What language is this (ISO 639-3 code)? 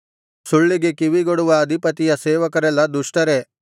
kan